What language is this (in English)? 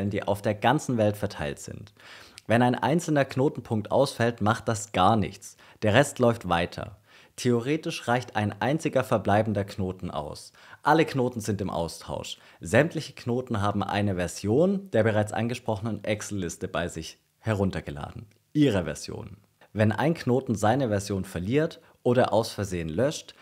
German